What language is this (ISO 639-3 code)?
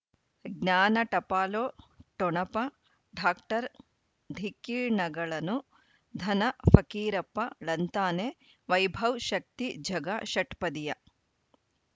kan